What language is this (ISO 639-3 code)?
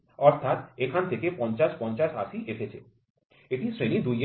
ben